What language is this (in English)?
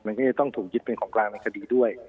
Thai